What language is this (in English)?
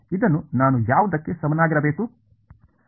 Kannada